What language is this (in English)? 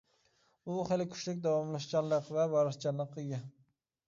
Uyghur